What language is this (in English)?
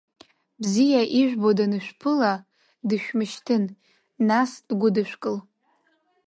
Abkhazian